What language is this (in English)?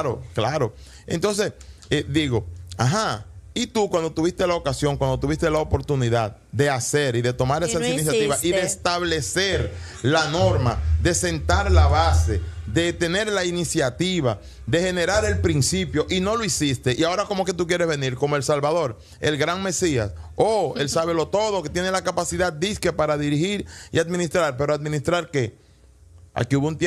Spanish